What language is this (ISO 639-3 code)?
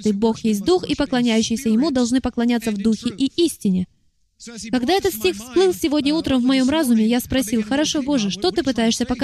rus